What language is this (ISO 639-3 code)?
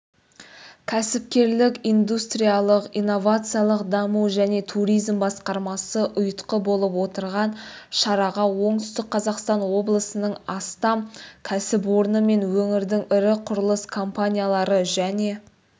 kaz